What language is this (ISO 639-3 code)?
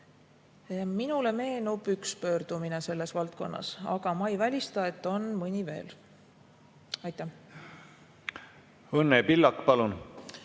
est